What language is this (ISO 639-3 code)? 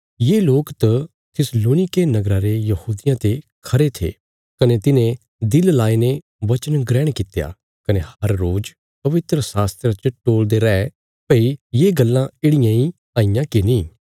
kfs